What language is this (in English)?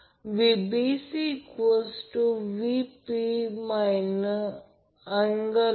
Marathi